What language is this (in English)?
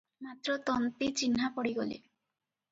Odia